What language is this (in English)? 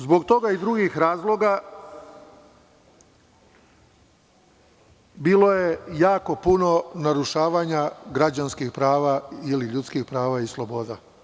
Serbian